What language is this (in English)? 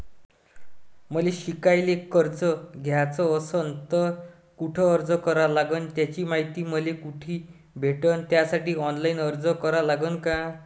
Marathi